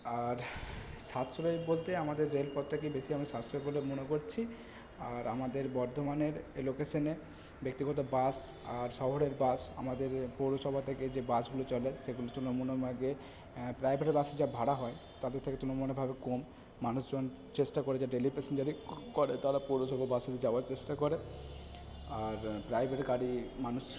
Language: Bangla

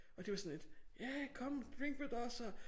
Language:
Danish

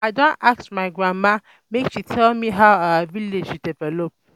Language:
Nigerian Pidgin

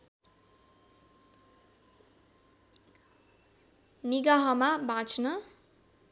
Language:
Nepali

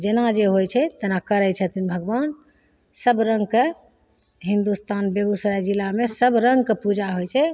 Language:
Maithili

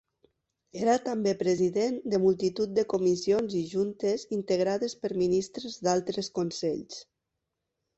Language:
Catalan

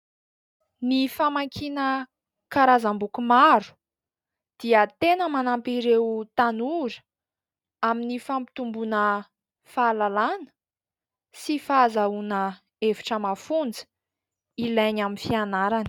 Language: Malagasy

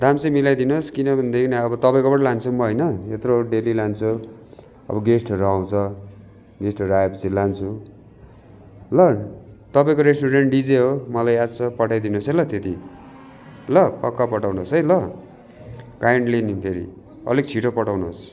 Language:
Nepali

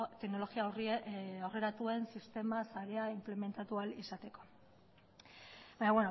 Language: Basque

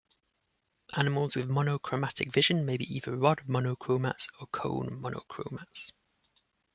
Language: English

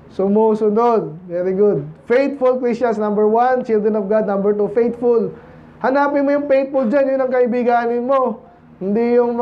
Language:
Filipino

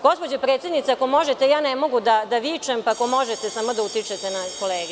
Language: Serbian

